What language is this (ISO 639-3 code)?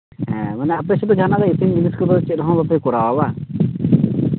sat